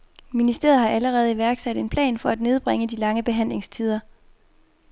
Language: Danish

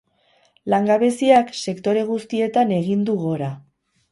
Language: Basque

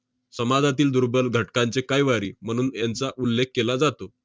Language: Marathi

